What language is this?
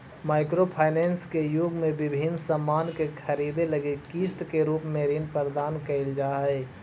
Magahi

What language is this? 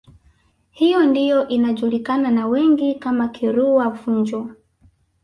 Swahili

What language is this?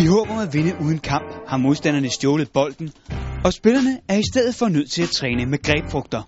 Danish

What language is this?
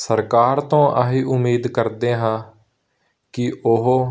Punjabi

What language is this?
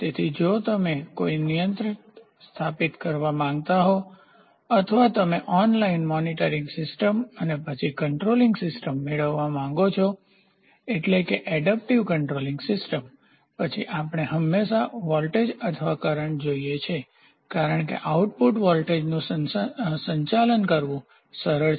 Gujarati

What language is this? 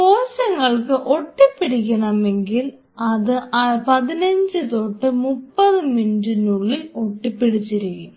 Malayalam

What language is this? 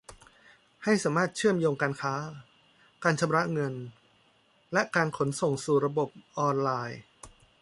Thai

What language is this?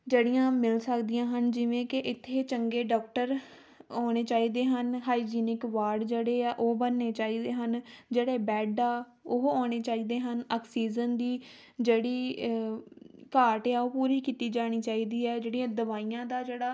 Punjabi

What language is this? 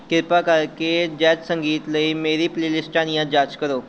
Punjabi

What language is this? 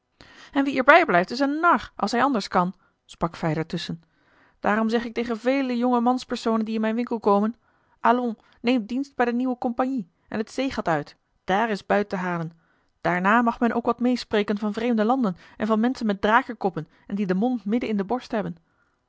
Dutch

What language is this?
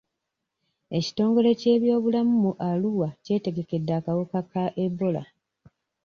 Ganda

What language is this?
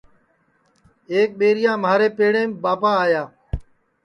Sansi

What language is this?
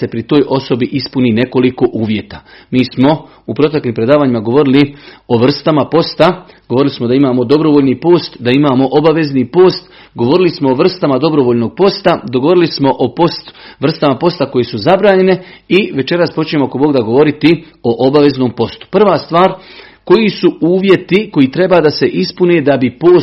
Croatian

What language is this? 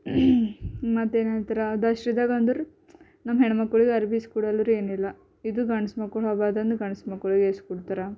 Kannada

